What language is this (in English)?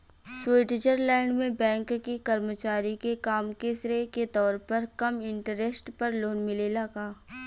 Bhojpuri